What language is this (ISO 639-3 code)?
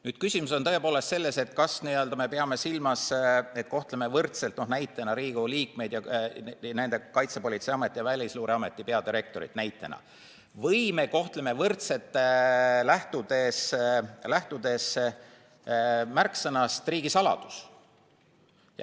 est